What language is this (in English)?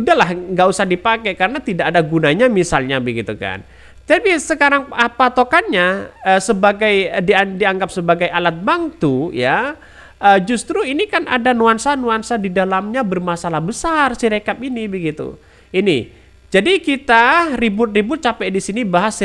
Indonesian